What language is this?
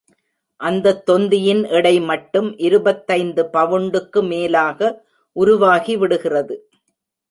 Tamil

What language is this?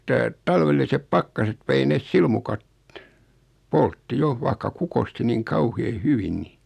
Finnish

